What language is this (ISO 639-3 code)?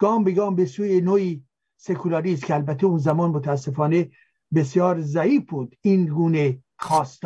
fas